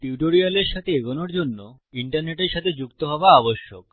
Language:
Bangla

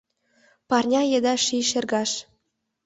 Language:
Mari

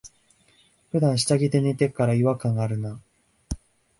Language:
Japanese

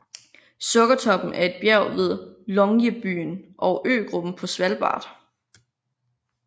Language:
Danish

